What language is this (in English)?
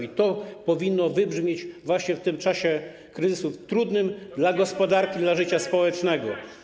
Polish